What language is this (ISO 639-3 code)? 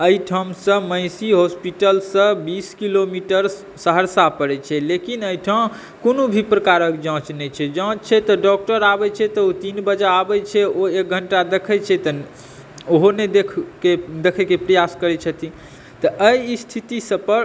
mai